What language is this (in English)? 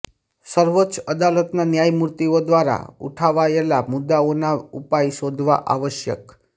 Gujarati